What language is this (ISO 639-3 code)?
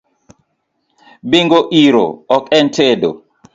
luo